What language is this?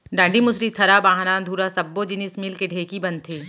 Chhattisgarhi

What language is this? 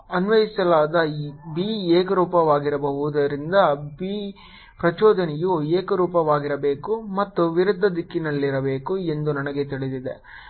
Kannada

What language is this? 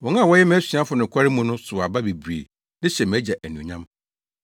Akan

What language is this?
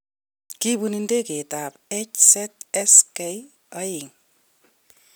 Kalenjin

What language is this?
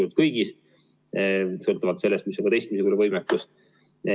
Estonian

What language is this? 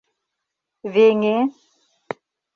Mari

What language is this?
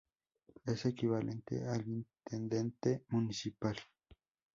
Spanish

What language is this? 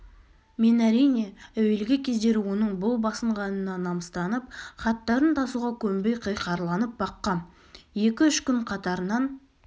Kazakh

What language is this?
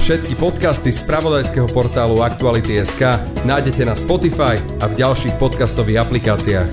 Slovak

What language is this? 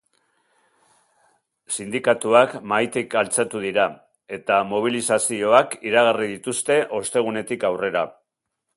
Basque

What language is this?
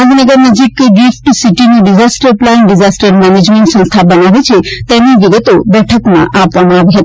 Gujarati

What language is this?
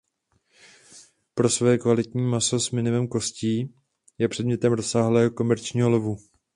Czech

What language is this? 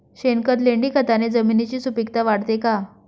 Marathi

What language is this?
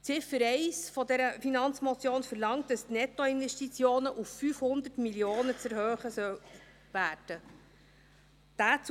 Swiss German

